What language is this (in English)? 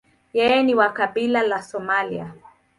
Swahili